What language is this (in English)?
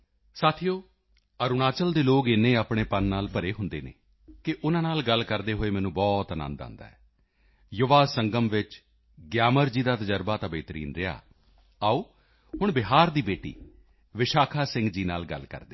Punjabi